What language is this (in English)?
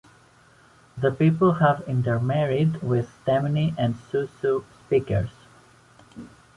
English